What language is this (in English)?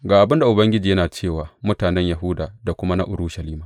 Hausa